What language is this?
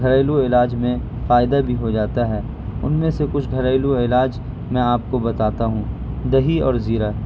Urdu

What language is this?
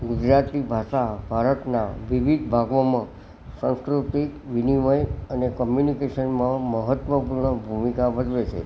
Gujarati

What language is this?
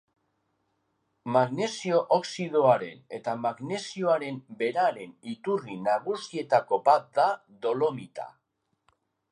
Basque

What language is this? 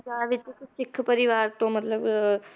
Punjabi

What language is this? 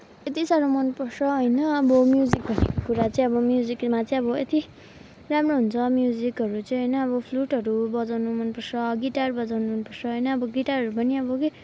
Nepali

